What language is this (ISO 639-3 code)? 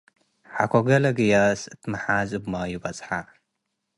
tig